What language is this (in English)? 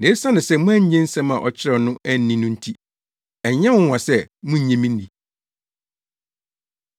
Akan